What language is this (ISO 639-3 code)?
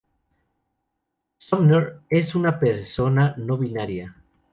spa